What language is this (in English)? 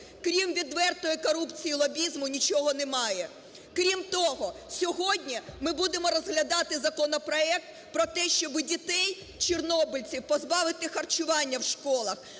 Ukrainian